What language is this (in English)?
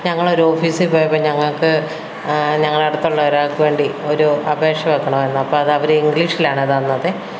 Malayalam